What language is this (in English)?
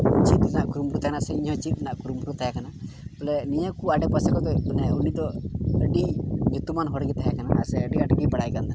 Santali